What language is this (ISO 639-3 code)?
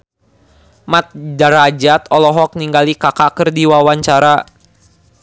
sun